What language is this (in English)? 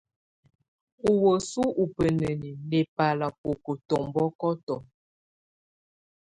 Tunen